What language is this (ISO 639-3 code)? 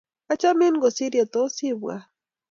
kln